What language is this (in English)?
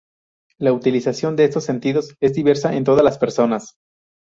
Spanish